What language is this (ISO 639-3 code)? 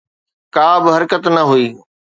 snd